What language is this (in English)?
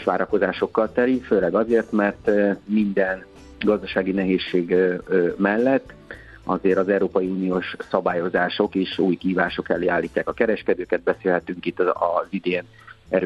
Hungarian